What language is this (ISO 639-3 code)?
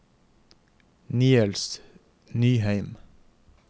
nor